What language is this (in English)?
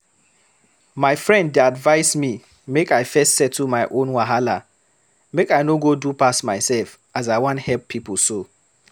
Nigerian Pidgin